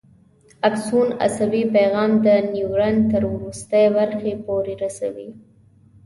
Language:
Pashto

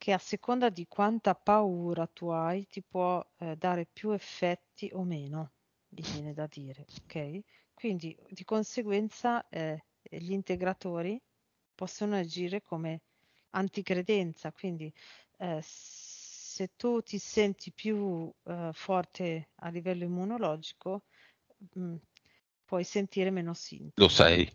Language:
Italian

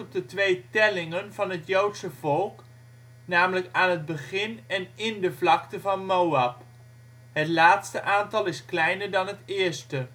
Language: Dutch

